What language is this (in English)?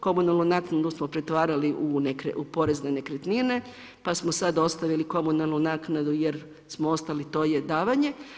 Croatian